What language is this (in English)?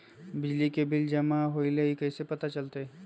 Magahi